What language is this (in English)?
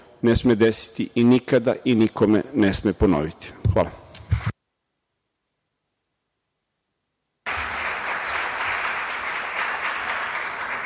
Serbian